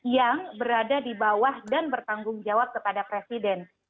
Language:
Indonesian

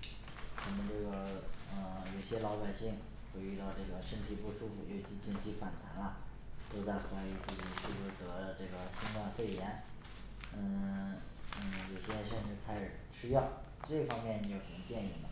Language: Chinese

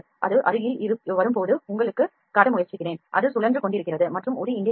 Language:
Tamil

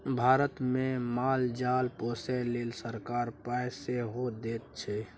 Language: Maithili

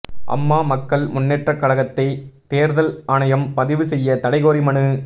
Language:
Tamil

